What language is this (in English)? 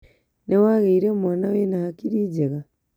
Kikuyu